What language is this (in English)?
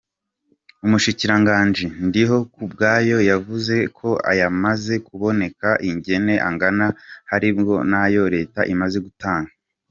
Kinyarwanda